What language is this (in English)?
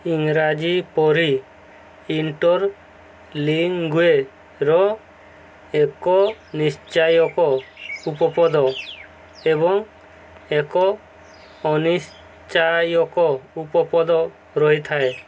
Odia